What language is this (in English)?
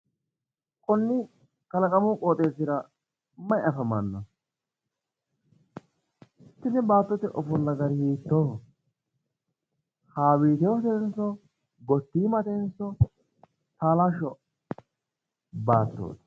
Sidamo